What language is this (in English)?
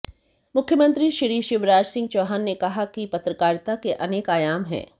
Hindi